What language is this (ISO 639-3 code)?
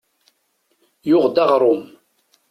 kab